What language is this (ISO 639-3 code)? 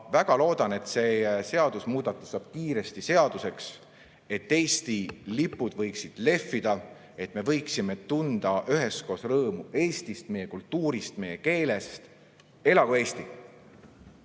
est